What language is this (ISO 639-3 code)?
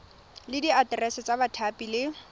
tsn